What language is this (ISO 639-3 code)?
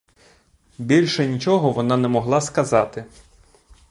ukr